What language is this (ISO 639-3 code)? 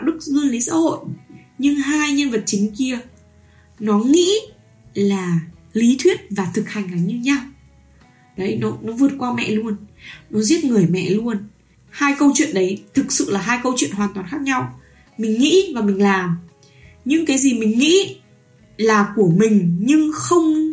vie